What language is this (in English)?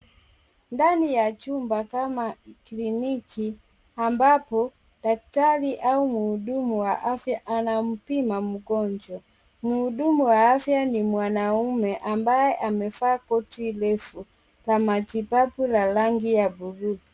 Swahili